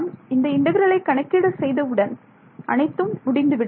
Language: Tamil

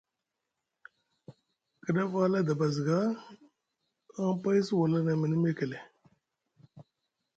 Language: Musgu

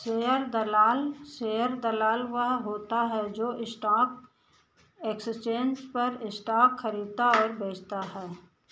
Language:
Hindi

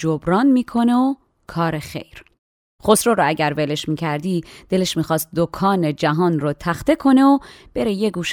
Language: Persian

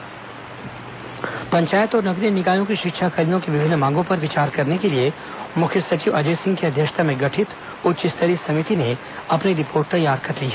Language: Hindi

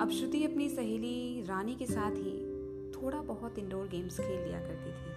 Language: Hindi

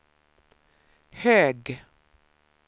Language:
Swedish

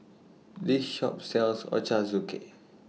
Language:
English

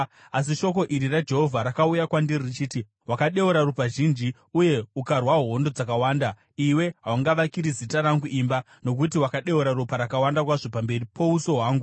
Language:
Shona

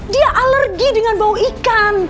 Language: Indonesian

